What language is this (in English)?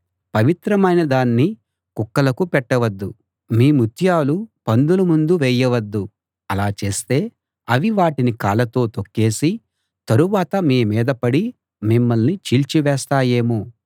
Telugu